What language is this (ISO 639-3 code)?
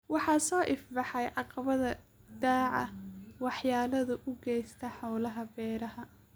som